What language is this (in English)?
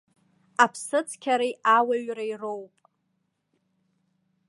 Abkhazian